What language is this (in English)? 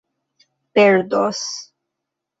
Esperanto